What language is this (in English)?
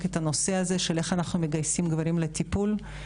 Hebrew